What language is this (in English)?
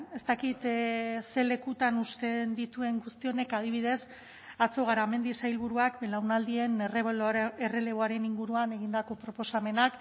Basque